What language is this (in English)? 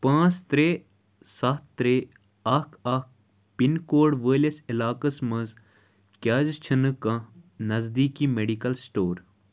Kashmiri